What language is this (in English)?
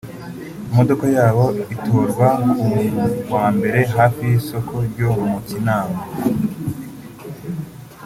Kinyarwanda